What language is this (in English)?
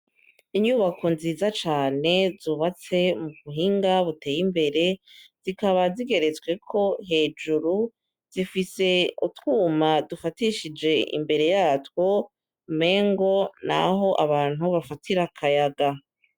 Rundi